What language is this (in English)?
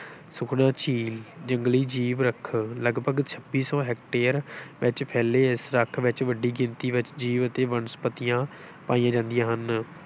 Punjabi